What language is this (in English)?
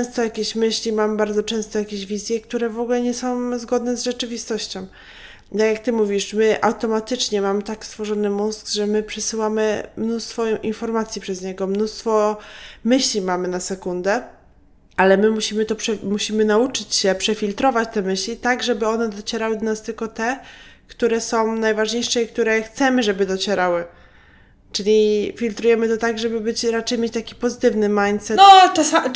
Polish